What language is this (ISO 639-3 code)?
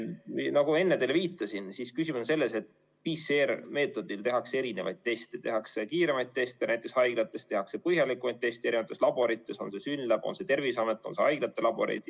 est